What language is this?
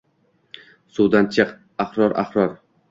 Uzbek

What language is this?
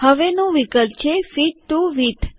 Gujarati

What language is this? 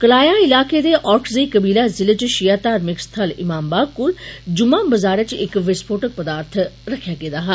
Dogri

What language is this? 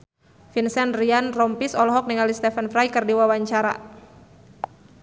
Sundanese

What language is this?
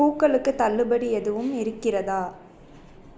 Tamil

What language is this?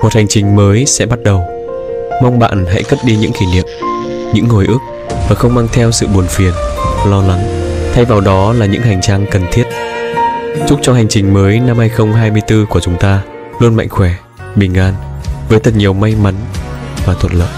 Vietnamese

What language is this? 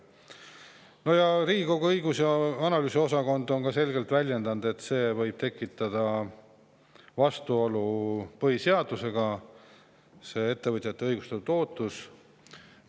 Estonian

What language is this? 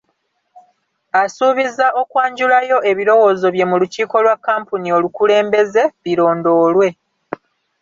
Ganda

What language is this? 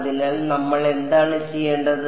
Malayalam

